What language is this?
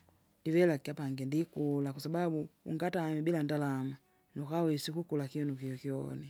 Kinga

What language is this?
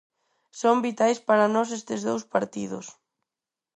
Galician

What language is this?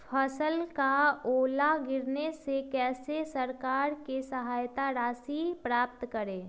Magahi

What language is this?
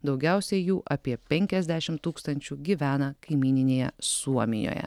Lithuanian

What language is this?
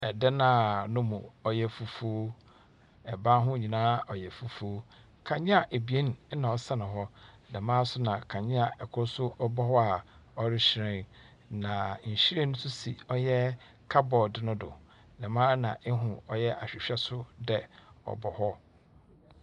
Akan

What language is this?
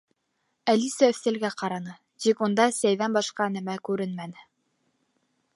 Bashkir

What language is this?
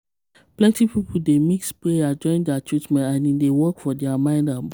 Nigerian Pidgin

